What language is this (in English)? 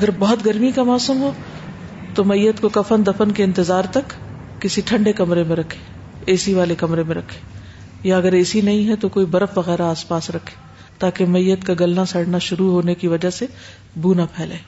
Urdu